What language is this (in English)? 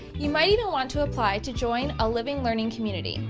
English